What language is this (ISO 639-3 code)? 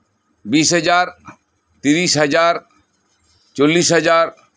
sat